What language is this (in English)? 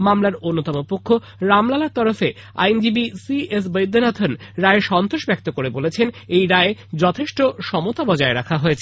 Bangla